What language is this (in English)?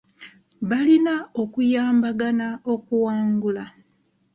Ganda